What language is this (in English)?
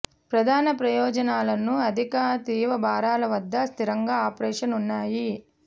Telugu